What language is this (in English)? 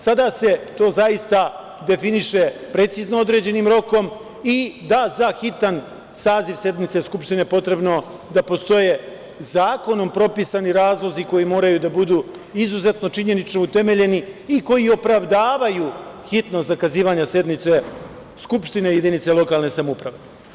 Serbian